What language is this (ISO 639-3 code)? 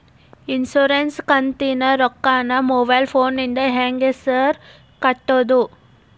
kan